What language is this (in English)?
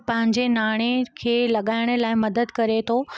Sindhi